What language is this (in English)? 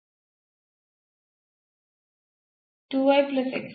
Kannada